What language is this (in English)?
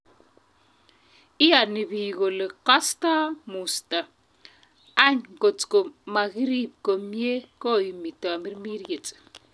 Kalenjin